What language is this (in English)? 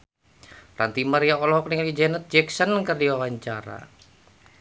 Sundanese